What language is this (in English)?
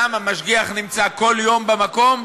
Hebrew